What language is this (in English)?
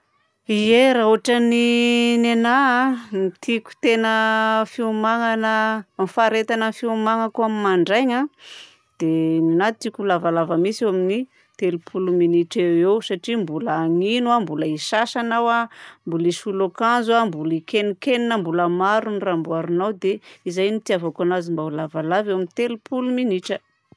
Southern Betsimisaraka Malagasy